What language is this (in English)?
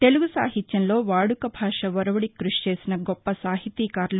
Telugu